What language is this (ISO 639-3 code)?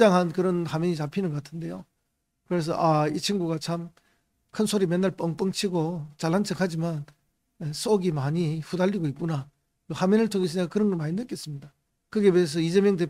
kor